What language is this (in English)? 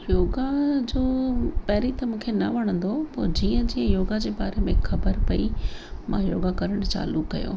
Sindhi